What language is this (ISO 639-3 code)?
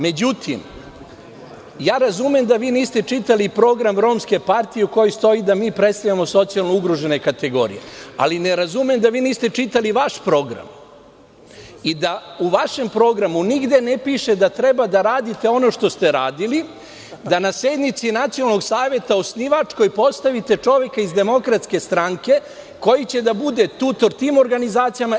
srp